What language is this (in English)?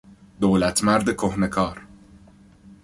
Persian